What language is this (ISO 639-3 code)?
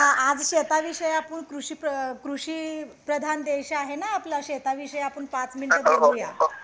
mar